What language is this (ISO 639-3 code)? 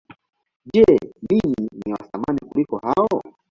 swa